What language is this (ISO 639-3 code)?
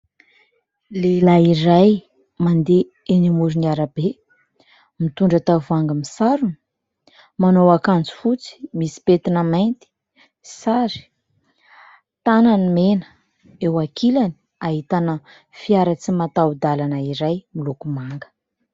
mlg